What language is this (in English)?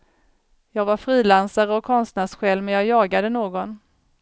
Swedish